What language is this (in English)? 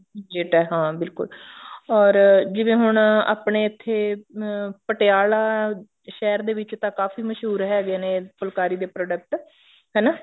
Punjabi